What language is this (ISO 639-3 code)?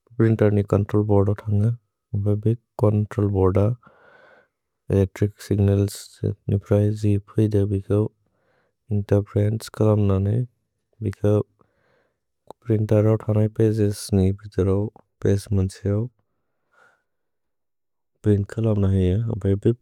brx